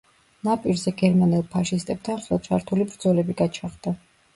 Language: Georgian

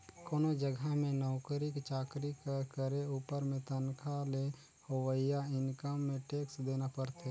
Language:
Chhattisgarhi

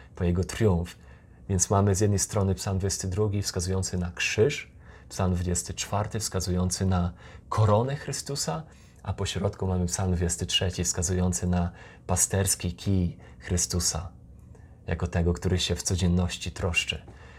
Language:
Polish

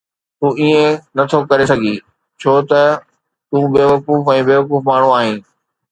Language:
Sindhi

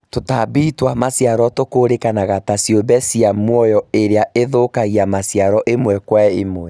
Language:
Kikuyu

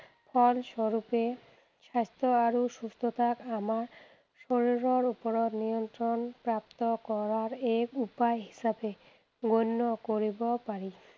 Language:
Assamese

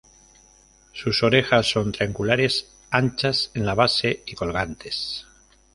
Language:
Spanish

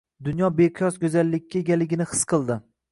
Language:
Uzbek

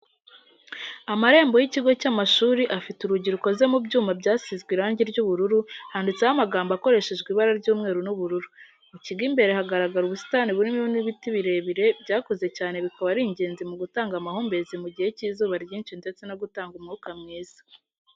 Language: Kinyarwanda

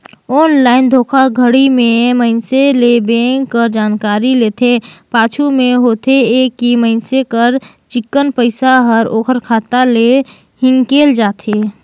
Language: Chhattisgarhi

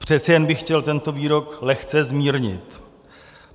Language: Czech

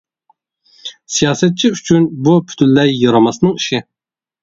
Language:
Uyghur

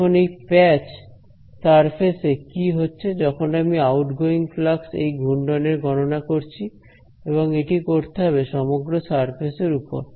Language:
Bangla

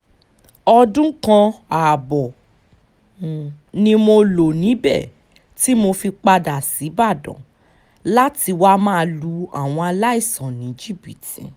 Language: Yoruba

